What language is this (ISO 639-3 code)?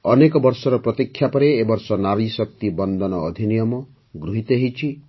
ori